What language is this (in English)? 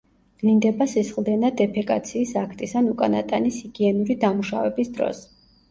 Georgian